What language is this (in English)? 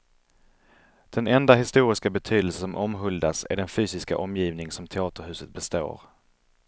Swedish